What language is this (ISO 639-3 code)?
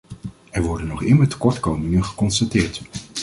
nld